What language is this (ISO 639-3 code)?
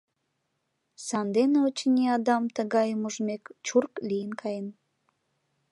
chm